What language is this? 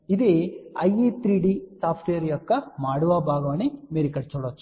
Telugu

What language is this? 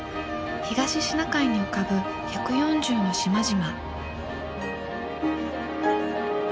Japanese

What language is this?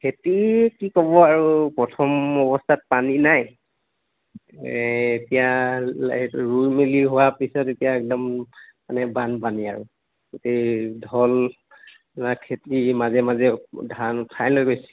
Assamese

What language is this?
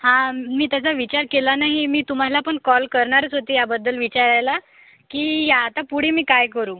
Marathi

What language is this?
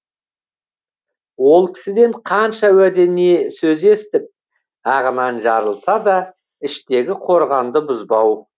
Kazakh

